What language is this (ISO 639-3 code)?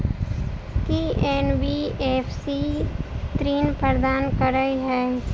mai